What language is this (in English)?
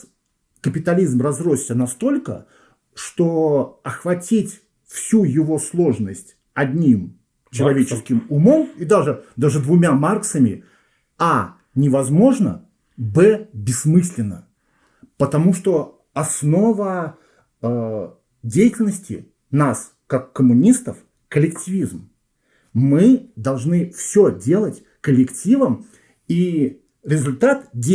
Russian